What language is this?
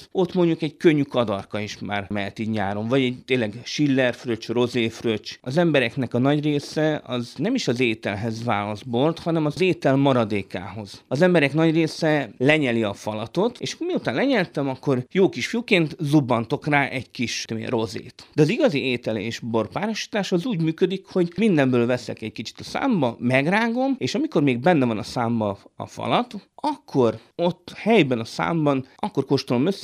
Hungarian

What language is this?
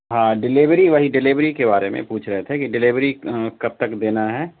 Urdu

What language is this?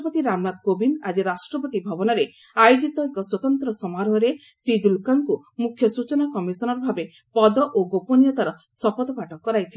Odia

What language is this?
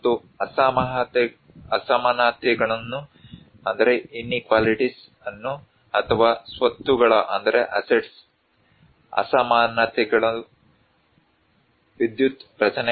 Kannada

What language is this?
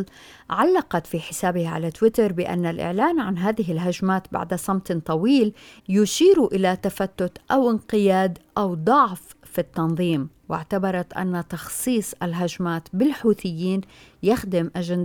Arabic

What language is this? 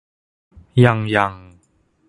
Thai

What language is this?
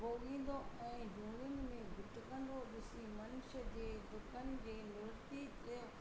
Sindhi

